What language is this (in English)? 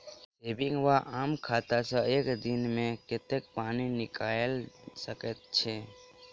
Maithili